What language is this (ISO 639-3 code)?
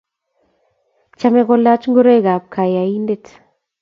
kln